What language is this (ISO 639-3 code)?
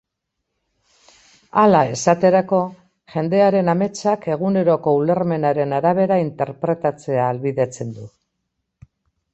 eus